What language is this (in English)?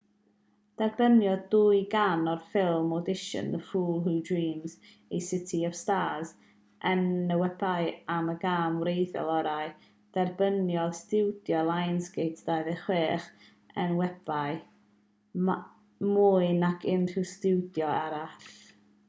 Welsh